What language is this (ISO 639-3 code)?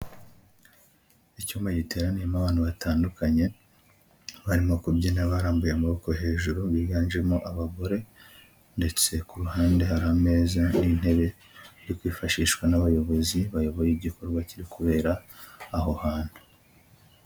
kin